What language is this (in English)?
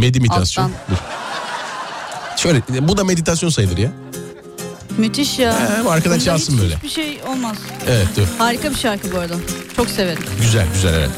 Turkish